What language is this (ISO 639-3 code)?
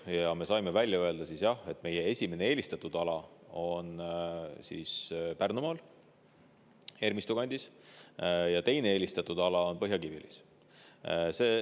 est